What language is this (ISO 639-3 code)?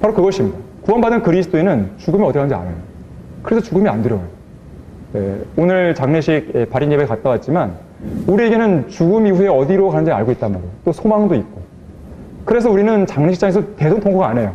kor